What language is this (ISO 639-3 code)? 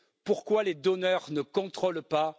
fra